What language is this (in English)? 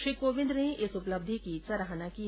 Hindi